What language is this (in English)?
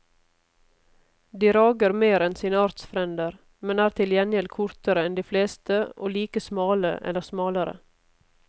Norwegian